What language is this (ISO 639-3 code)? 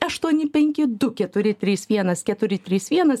lit